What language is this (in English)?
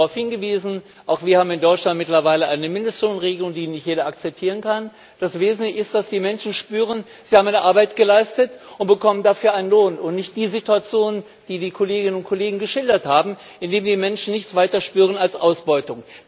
German